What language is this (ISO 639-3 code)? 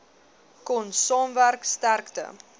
afr